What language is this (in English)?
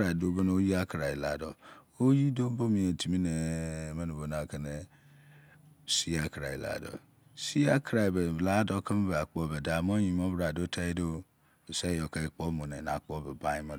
Izon